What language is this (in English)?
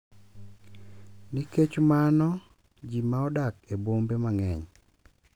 Luo (Kenya and Tanzania)